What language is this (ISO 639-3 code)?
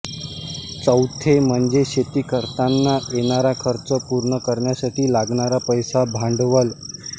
mar